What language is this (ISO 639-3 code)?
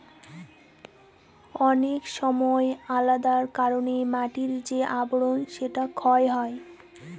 ben